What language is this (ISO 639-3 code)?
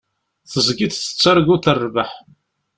kab